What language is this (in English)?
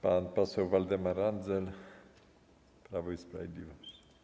Polish